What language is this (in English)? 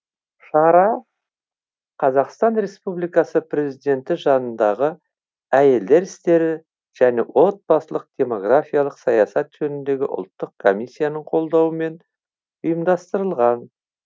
Kazakh